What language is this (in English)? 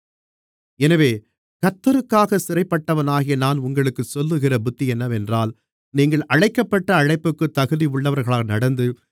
Tamil